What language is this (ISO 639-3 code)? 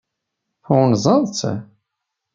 kab